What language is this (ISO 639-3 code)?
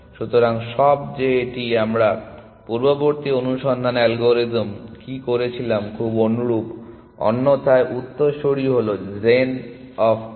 ben